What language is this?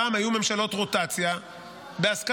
Hebrew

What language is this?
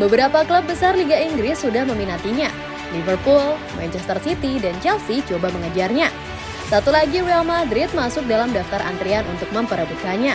Indonesian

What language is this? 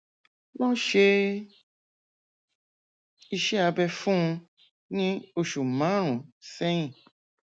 Yoruba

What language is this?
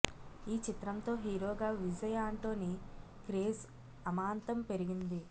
Telugu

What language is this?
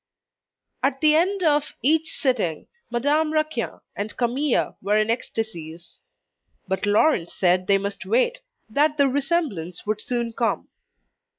English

